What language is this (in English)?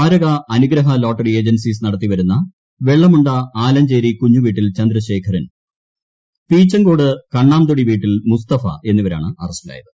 Malayalam